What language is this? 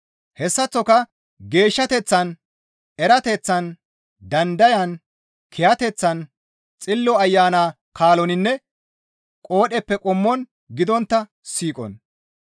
Gamo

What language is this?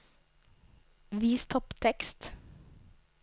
Norwegian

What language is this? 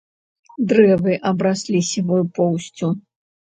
Belarusian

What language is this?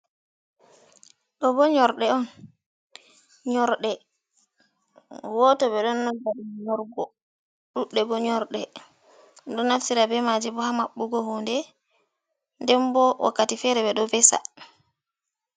Fula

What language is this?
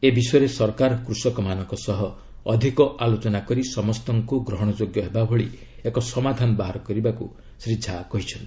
Odia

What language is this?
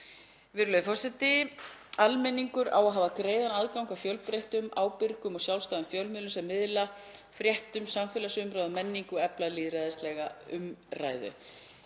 Icelandic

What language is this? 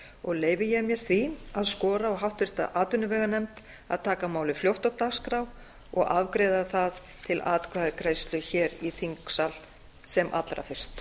Icelandic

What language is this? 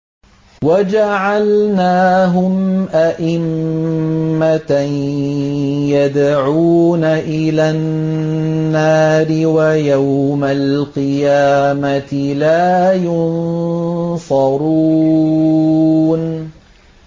Arabic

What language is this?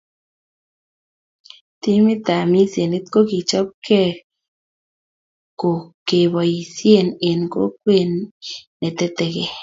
Kalenjin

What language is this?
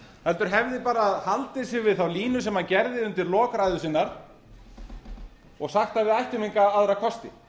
Icelandic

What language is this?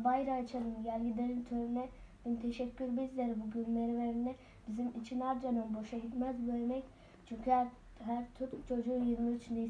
Turkish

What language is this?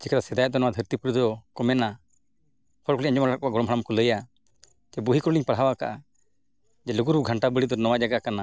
Santali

